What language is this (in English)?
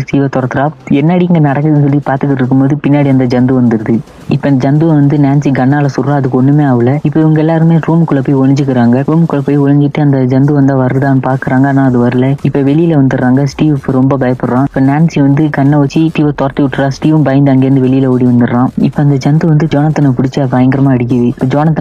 Malayalam